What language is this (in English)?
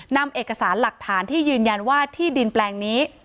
Thai